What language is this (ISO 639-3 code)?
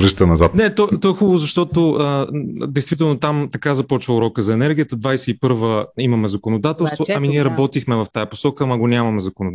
bul